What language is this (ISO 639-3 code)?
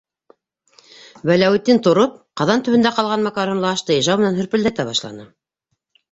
bak